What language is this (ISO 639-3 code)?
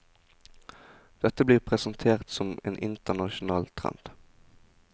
nor